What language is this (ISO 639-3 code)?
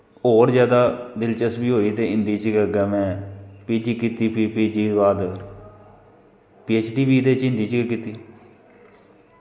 doi